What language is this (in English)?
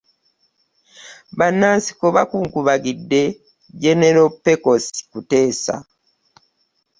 Ganda